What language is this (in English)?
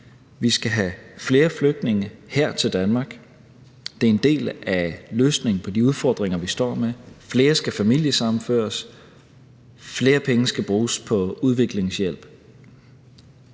Danish